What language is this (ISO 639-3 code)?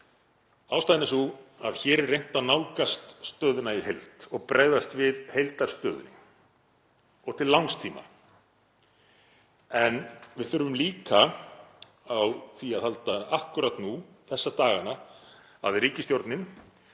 isl